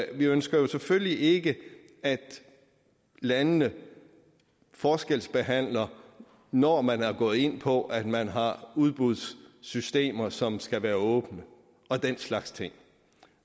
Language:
Danish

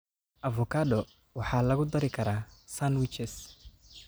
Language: Somali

